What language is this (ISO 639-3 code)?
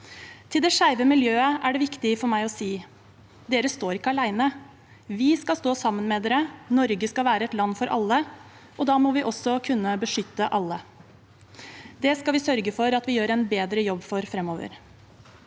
nor